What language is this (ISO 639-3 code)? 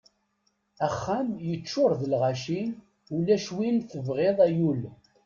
kab